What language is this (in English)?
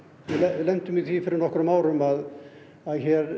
Icelandic